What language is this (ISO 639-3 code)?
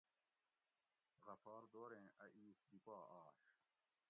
gwc